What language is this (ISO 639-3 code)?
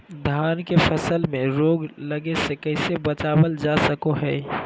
mag